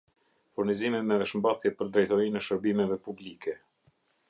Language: Albanian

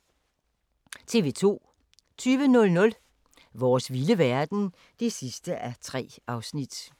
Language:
Danish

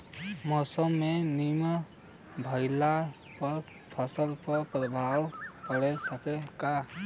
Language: Bhojpuri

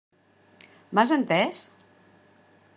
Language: Catalan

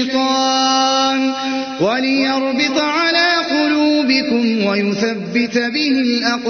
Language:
Arabic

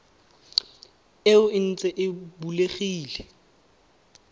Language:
Tswana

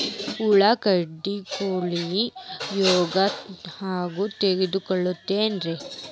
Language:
Kannada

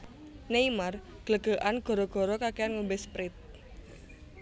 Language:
Javanese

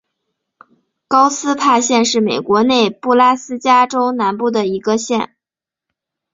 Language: Chinese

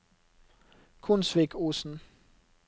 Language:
Norwegian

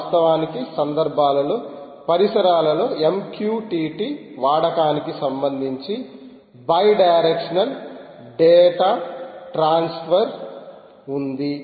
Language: Telugu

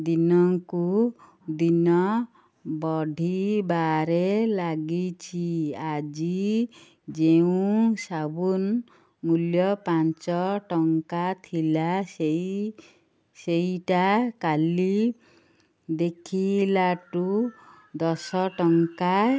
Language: Odia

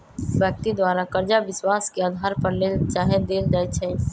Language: Magahi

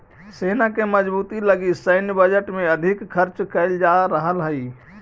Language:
Magahi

